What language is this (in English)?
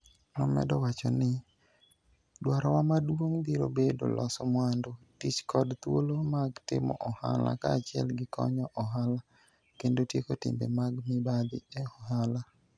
Luo (Kenya and Tanzania)